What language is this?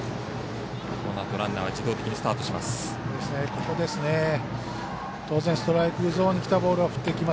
Japanese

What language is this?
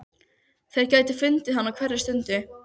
Icelandic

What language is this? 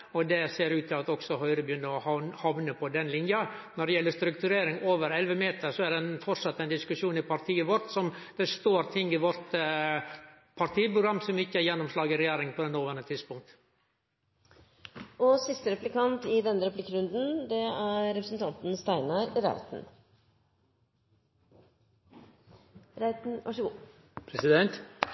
Norwegian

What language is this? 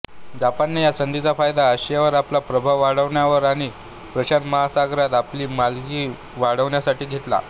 Marathi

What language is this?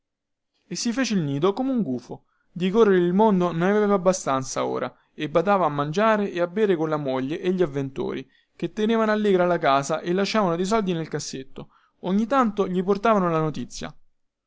Italian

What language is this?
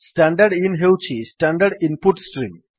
Odia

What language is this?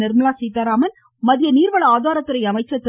Tamil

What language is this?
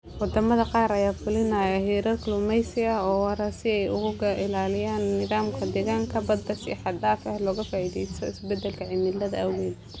Somali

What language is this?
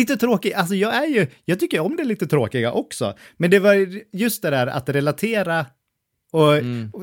Swedish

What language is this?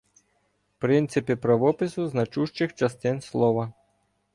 Ukrainian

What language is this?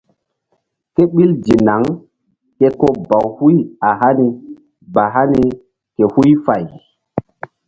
Mbum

